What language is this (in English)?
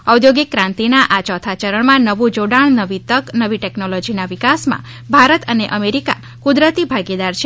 Gujarati